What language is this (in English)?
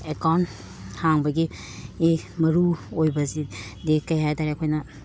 Manipuri